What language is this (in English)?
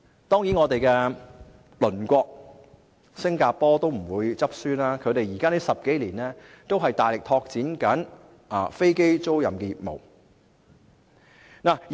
Cantonese